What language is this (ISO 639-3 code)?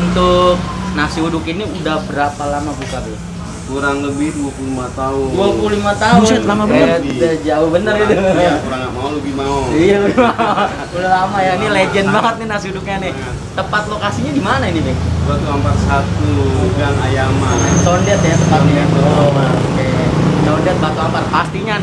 ind